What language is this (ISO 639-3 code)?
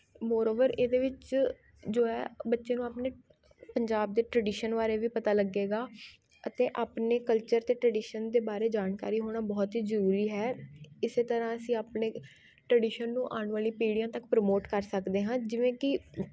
pan